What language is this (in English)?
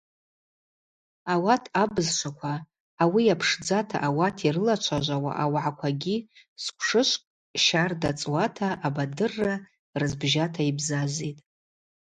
Abaza